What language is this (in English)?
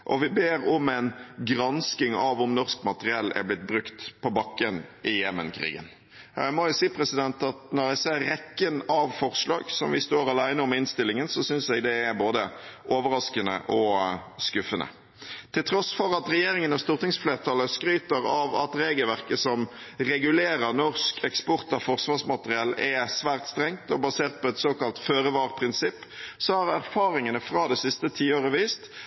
Norwegian Bokmål